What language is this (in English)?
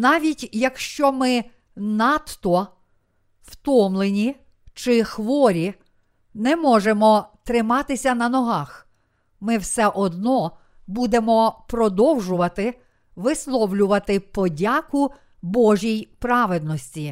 Ukrainian